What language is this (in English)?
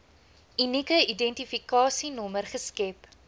Afrikaans